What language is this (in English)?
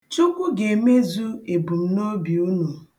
Igbo